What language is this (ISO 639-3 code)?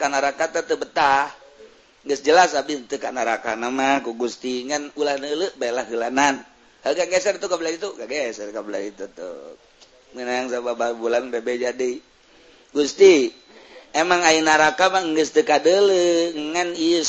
ind